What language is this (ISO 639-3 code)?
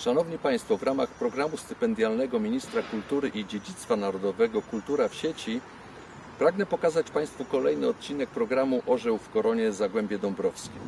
pol